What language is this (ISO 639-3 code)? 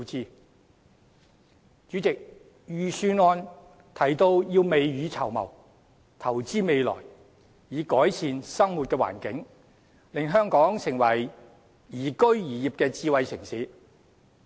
yue